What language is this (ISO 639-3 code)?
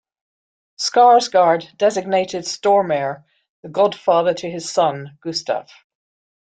eng